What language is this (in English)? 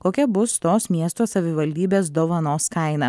Lithuanian